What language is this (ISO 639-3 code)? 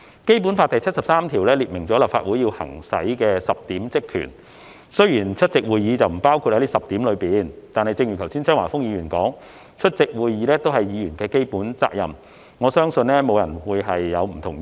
yue